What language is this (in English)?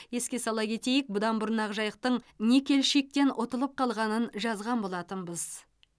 Kazakh